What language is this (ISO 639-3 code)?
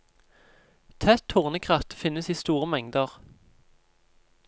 nor